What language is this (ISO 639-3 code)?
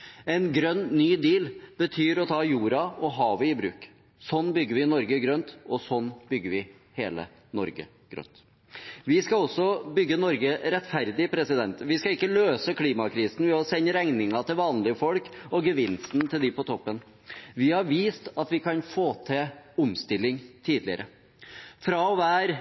nob